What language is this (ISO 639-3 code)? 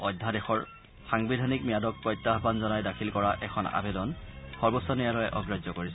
asm